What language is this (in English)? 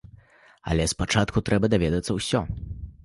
Belarusian